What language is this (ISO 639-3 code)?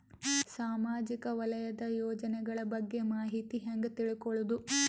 kan